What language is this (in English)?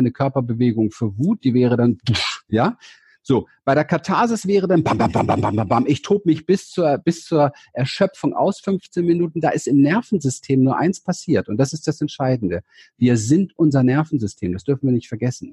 German